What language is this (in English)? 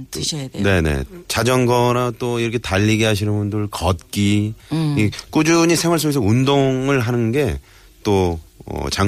Korean